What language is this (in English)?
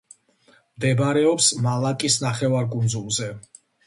Georgian